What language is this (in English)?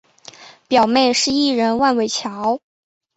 Chinese